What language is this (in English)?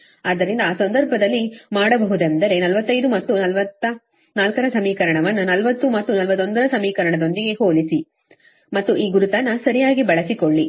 Kannada